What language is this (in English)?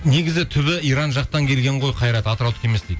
Kazakh